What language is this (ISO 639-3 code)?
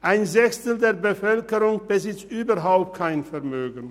gsw